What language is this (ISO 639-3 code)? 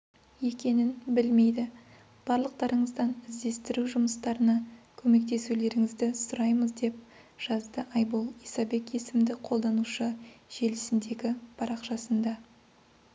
kaz